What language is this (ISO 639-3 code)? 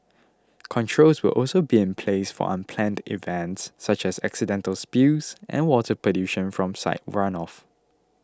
eng